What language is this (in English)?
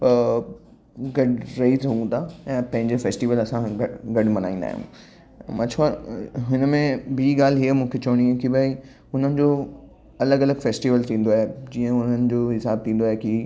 Sindhi